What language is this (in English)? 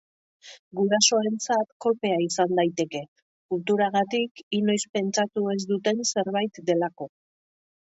Basque